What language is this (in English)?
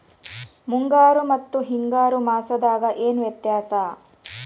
Kannada